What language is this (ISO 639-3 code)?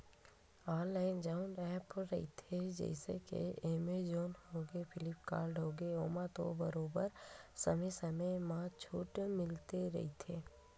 hne